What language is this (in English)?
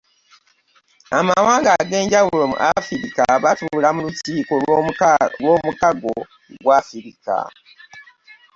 Ganda